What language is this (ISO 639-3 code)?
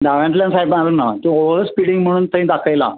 kok